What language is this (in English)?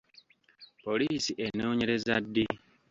Ganda